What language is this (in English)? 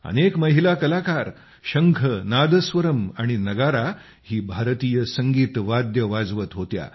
Marathi